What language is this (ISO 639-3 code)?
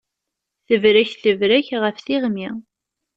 kab